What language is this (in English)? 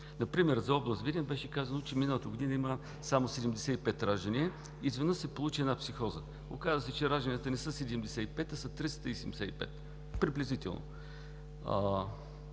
Bulgarian